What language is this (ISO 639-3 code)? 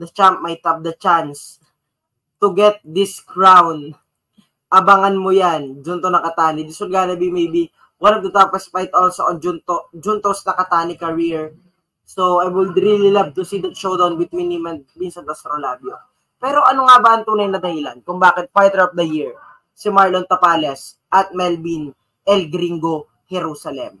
fil